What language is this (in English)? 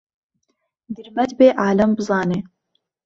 Central Kurdish